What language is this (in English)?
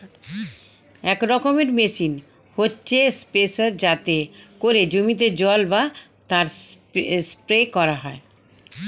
Bangla